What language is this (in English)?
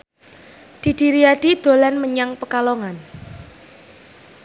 Javanese